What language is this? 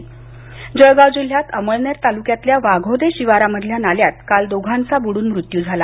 Marathi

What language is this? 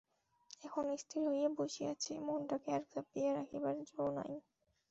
Bangla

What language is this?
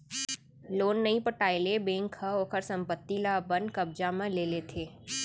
Chhattisgarhi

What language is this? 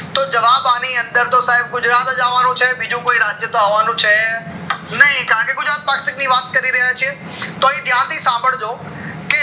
Gujarati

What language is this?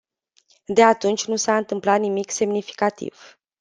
Romanian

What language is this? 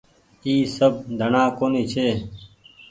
Goaria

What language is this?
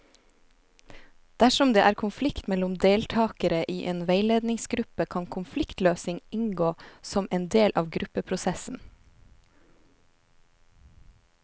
Norwegian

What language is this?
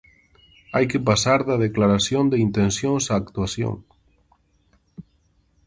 Galician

